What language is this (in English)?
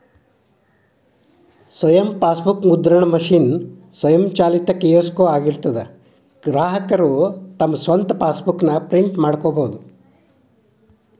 Kannada